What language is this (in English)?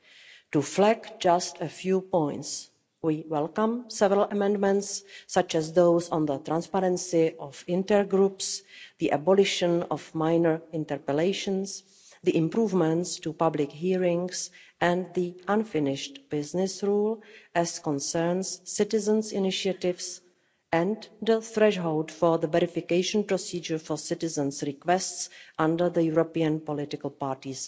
English